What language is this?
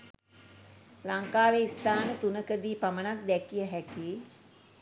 Sinhala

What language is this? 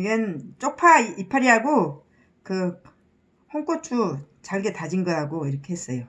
Korean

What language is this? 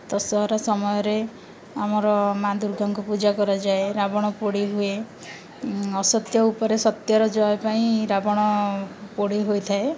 Odia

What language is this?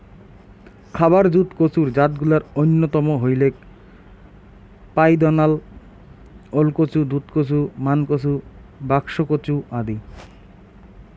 Bangla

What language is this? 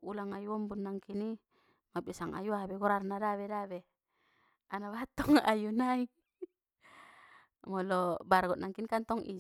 Batak Mandailing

